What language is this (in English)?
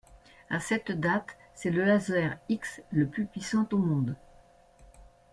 French